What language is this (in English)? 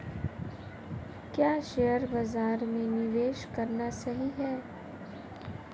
Hindi